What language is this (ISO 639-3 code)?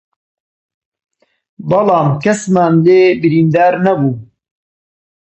ckb